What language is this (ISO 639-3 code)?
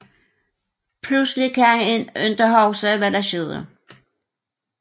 dan